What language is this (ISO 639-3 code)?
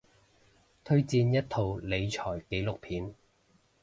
yue